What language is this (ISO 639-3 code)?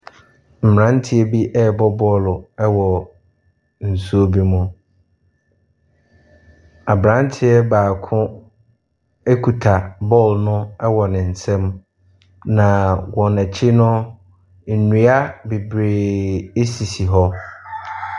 aka